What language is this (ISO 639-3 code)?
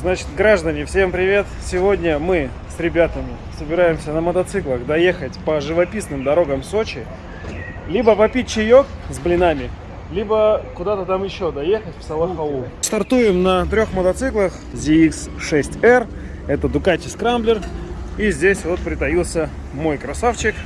rus